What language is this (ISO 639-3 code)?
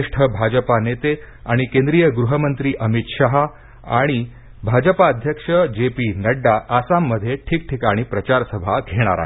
mar